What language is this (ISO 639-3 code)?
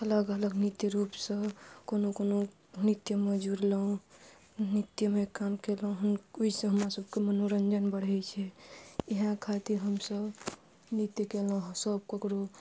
mai